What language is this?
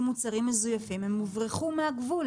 Hebrew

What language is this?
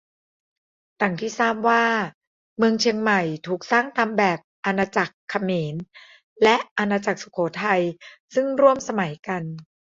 Thai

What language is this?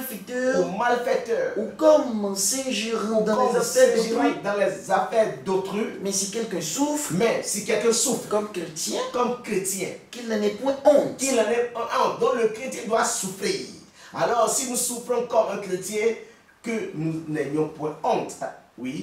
French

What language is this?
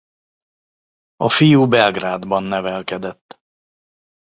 Hungarian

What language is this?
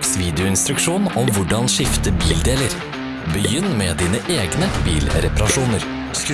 Dutch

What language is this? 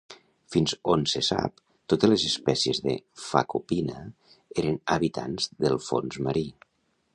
Catalan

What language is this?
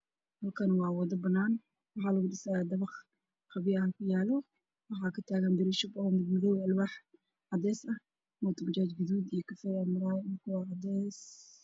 Somali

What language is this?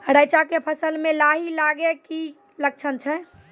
Maithili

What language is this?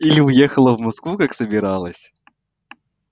Russian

